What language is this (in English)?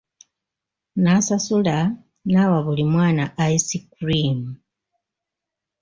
Ganda